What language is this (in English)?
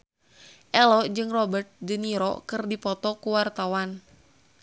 Sundanese